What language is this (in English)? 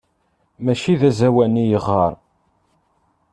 Kabyle